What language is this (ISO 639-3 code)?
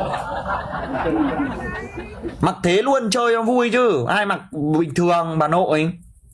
vie